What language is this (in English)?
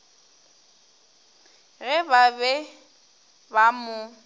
Northern Sotho